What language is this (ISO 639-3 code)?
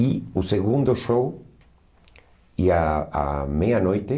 por